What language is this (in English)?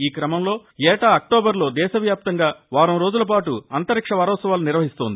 Telugu